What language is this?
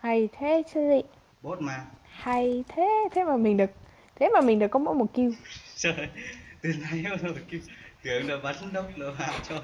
Vietnamese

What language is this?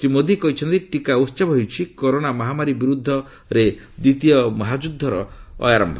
Odia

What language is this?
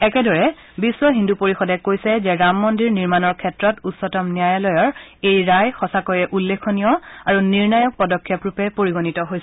Assamese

